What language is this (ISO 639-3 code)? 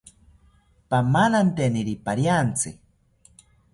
cpy